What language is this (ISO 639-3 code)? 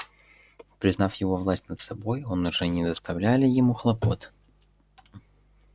rus